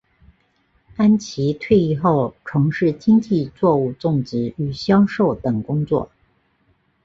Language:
Chinese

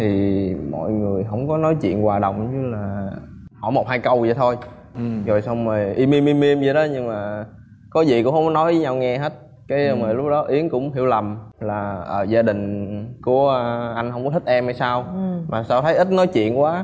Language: Vietnamese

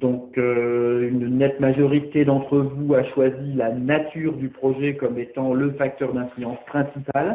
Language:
French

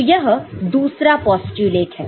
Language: Hindi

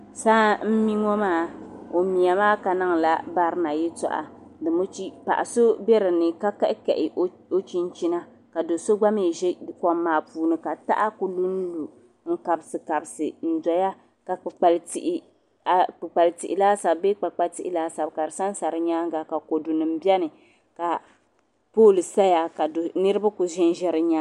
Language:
Dagbani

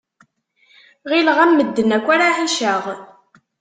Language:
Kabyle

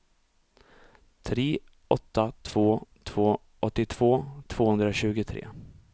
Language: Swedish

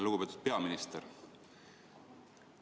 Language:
Estonian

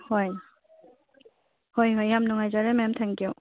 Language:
Manipuri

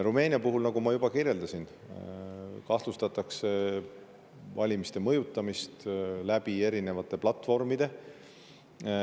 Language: Estonian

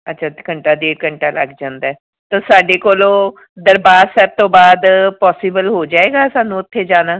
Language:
Punjabi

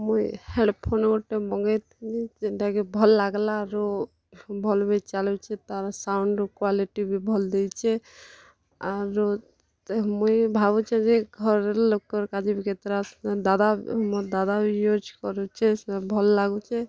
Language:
Odia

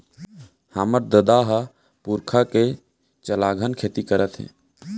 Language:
Chhattisgarhi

